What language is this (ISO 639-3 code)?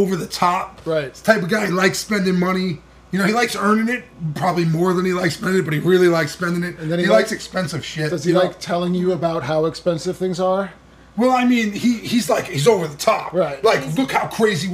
eng